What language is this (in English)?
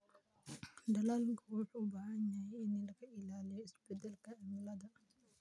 Somali